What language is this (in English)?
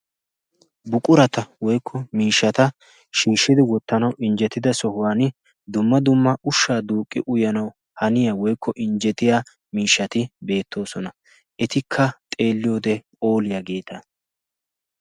Wolaytta